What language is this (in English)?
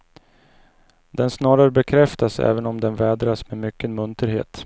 Swedish